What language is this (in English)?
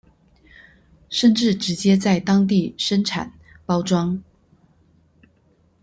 Chinese